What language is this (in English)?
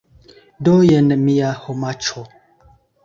Esperanto